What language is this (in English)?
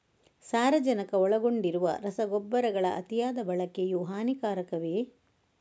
Kannada